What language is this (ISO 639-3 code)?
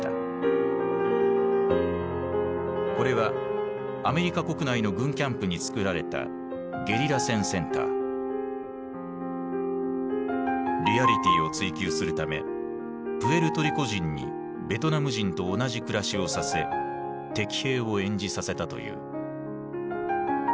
jpn